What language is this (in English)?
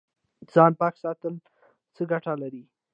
Pashto